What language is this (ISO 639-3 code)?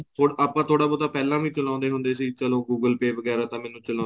pan